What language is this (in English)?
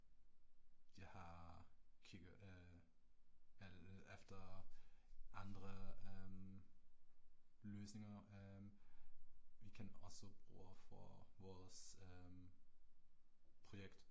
Danish